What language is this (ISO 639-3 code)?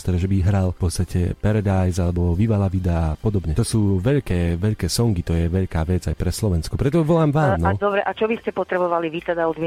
slk